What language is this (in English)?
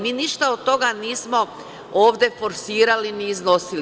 Serbian